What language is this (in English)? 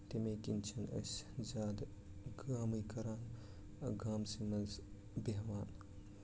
Kashmiri